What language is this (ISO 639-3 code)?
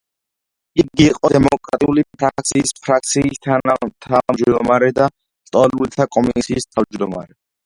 kat